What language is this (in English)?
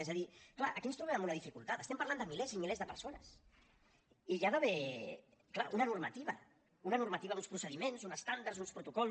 Catalan